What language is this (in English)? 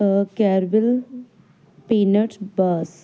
Punjabi